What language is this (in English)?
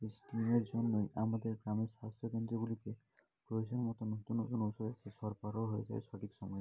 Bangla